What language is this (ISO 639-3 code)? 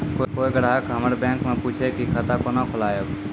mai